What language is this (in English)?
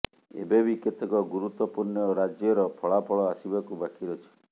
Odia